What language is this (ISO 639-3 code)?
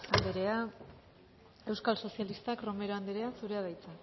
eus